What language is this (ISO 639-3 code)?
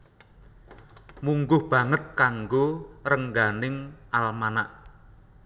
jav